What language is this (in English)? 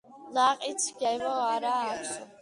Georgian